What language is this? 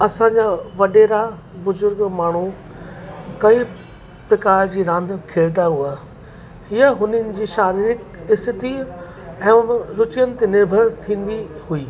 Sindhi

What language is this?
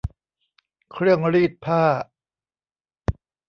Thai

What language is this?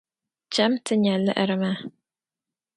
Dagbani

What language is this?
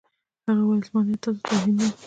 Pashto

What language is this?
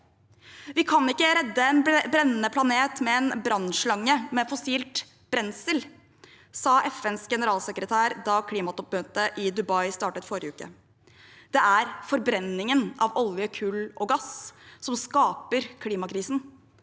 Norwegian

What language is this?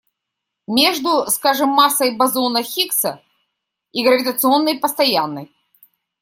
Russian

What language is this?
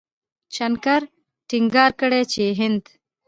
Pashto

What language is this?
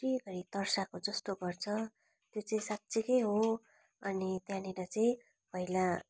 Nepali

